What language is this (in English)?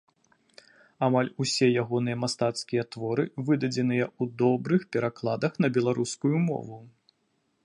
Belarusian